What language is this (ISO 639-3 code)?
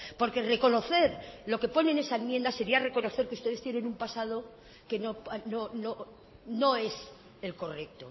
spa